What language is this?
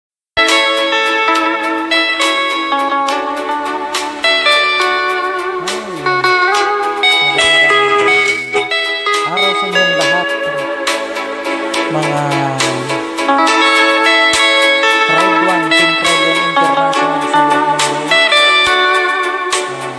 Filipino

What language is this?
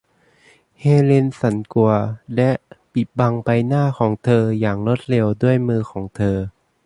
Thai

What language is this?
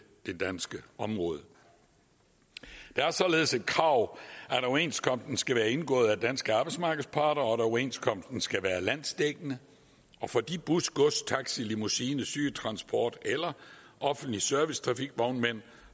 Danish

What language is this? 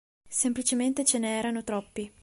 Italian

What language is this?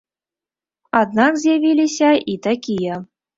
Belarusian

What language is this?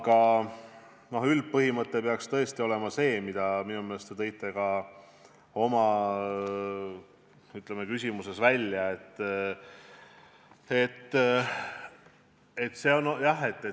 Estonian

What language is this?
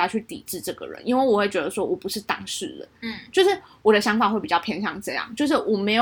Chinese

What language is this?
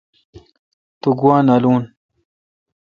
Kalkoti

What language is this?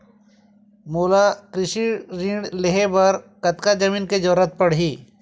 Chhattisgarhi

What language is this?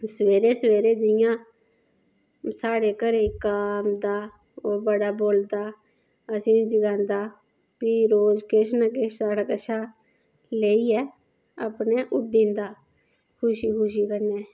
Dogri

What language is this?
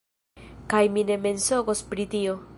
Esperanto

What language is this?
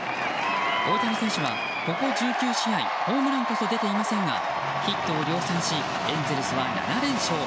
Japanese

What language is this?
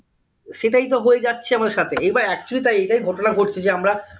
Bangla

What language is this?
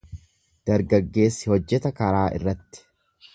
Oromo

